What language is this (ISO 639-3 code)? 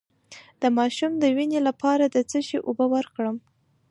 pus